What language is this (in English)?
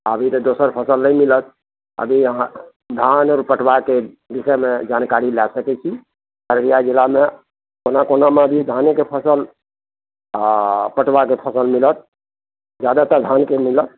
Maithili